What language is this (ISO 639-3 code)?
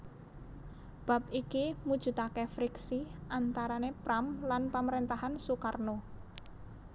jav